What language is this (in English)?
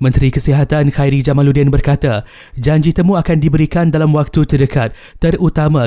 Malay